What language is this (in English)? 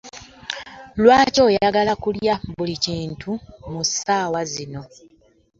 Ganda